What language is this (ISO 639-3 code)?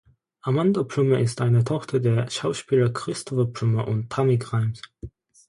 deu